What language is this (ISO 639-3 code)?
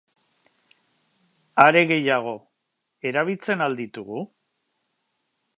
eus